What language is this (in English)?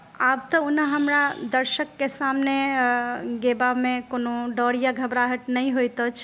Maithili